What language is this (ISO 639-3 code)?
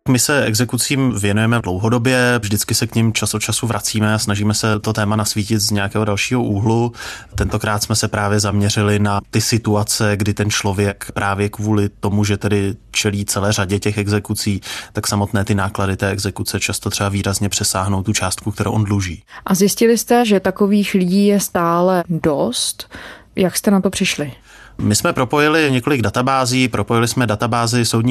ces